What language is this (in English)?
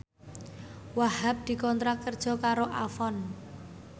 Javanese